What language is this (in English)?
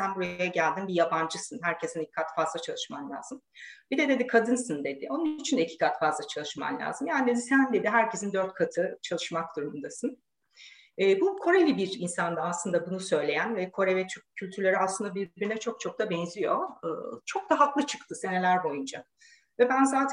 Turkish